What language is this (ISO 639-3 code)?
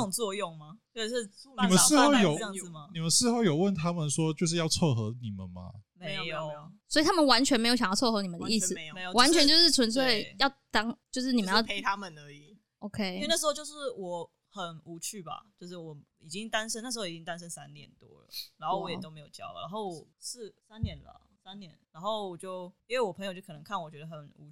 zho